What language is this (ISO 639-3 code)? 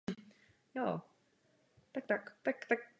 ces